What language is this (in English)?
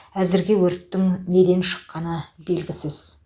Kazakh